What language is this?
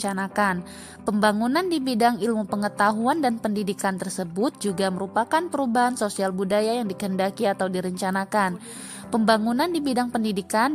Indonesian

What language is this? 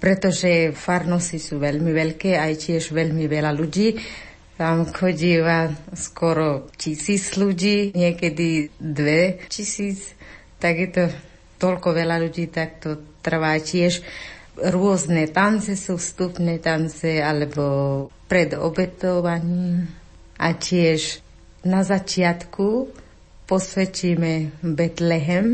Slovak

